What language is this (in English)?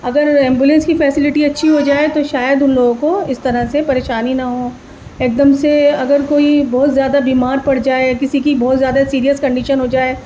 Urdu